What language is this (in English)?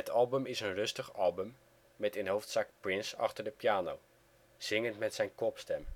Dutch